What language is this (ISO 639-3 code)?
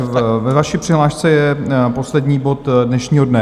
ces